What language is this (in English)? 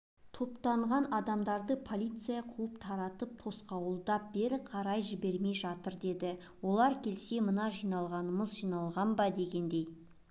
Kazakh